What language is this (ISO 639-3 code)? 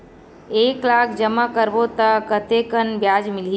hne